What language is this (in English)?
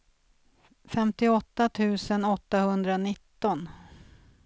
Swedish